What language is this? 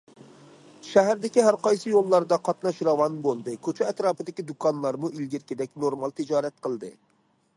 Uyghur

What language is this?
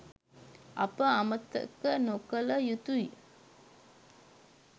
Sinhala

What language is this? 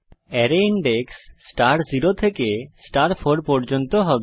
Bangla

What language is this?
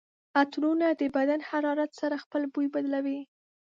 Pashto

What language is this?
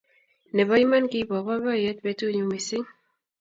Kalenjin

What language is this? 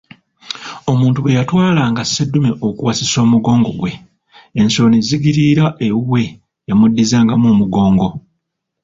Ganda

